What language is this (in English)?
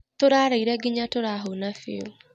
Kikuyu